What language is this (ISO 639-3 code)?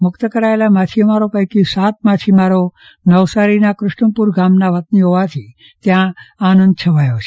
guj